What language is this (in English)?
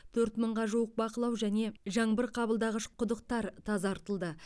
Kazakh